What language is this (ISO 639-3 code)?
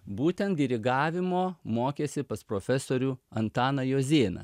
lit